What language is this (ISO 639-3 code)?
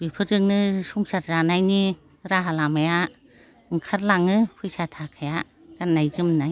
brx